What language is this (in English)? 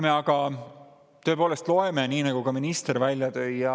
Estonian